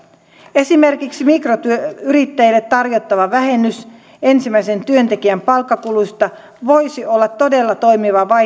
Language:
Finnish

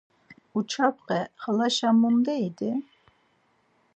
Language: Laz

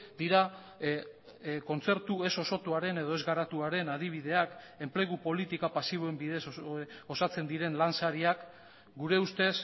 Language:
Basque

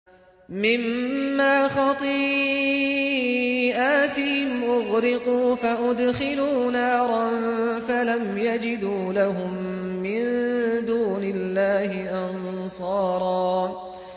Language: Arabic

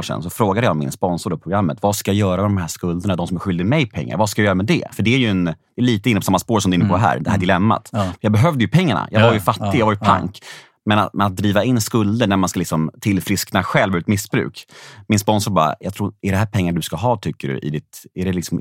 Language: Swedish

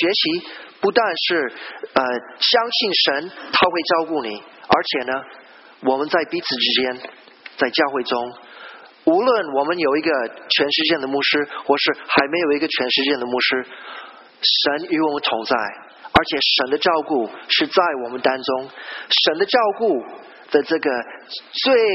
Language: Chinese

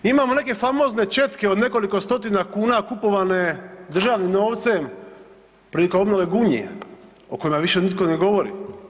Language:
Croatian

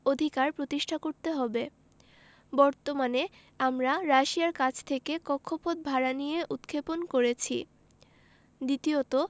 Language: Bangla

